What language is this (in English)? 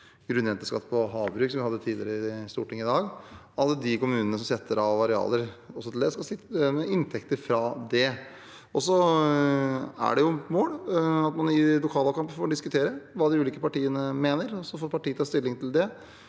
Norwegian